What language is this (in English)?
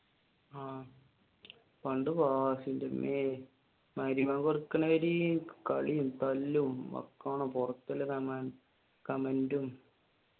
Malayalam